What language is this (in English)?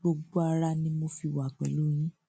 Yoruba